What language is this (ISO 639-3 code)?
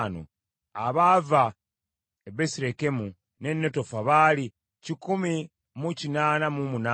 lug